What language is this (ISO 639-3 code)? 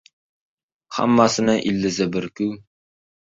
uzb